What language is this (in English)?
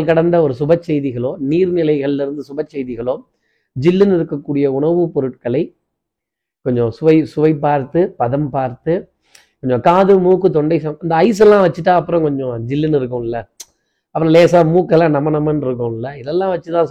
Tamil